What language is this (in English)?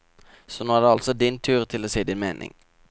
Norwegian